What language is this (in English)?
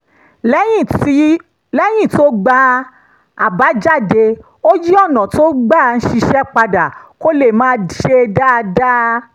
Yoruba